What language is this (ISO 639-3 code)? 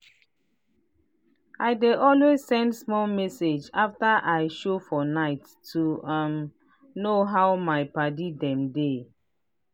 pcm